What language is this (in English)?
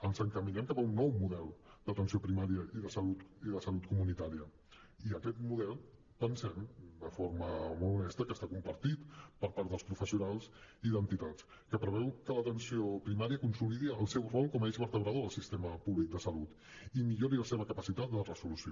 Catalan